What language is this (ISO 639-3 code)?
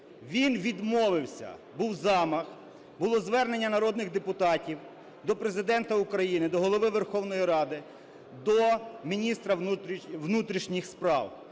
ukr